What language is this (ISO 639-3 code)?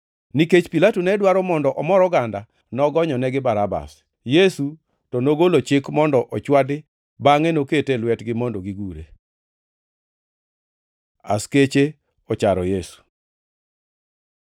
luo